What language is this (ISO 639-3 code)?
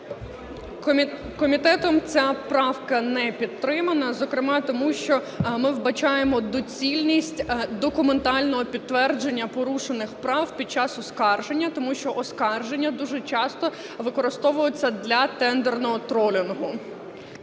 ukr